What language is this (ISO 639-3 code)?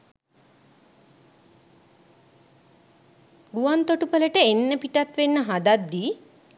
sin